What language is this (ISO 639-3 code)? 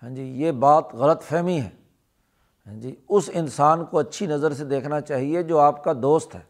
urd